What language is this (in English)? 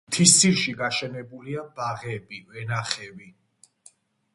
Georgian